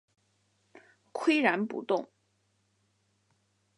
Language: Chinese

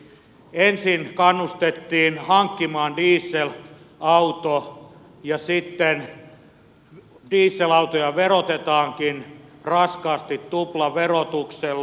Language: Finnish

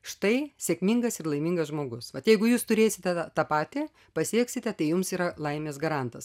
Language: Lithuanian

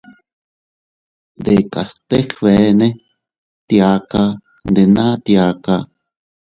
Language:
Teutila Cuicatec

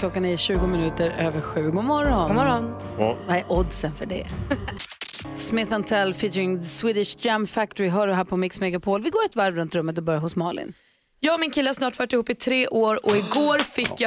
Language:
Swedish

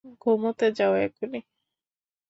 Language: Bangla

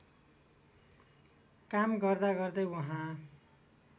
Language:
Nepali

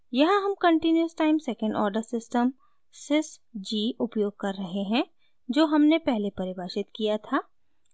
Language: Hindi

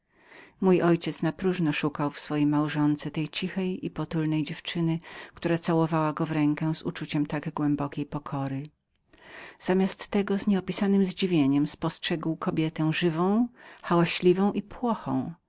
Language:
Polish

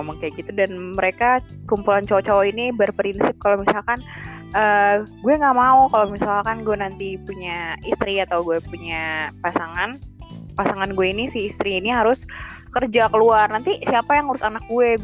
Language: Indonesian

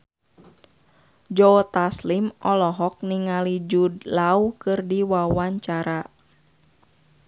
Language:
Sundanese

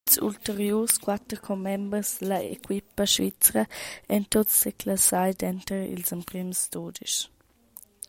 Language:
Romansh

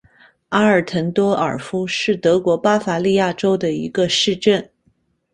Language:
Chinese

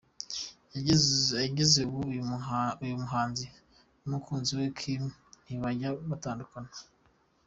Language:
Kinyarwanda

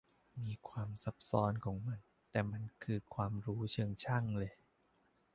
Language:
Thai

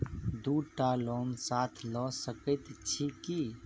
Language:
Maithili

